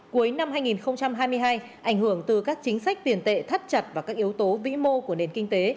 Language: Vietnamese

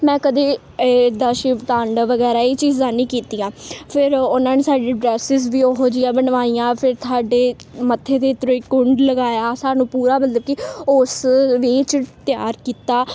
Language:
Punjabi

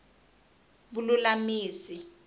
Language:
Tsonga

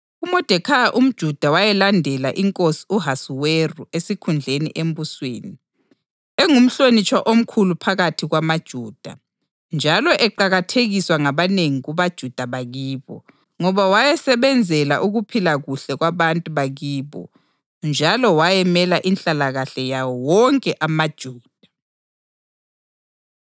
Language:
North Ndebele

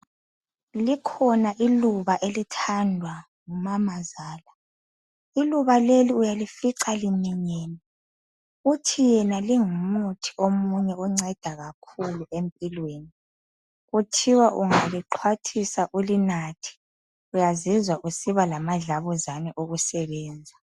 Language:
North Ndebele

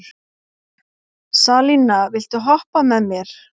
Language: Icelandic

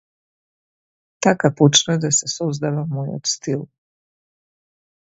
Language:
Macedonian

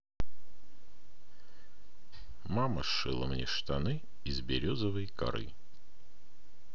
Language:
Russian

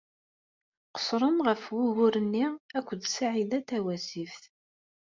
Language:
Kabyle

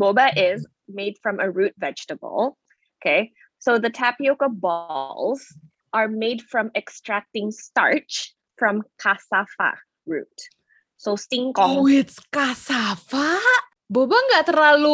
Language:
Indonesian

